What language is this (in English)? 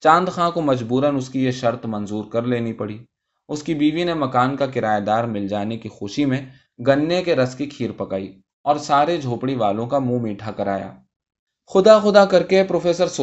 Urdu